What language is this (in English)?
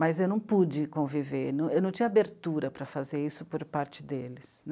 Portuguese